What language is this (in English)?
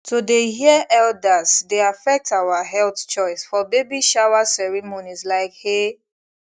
Nigerian Pidgin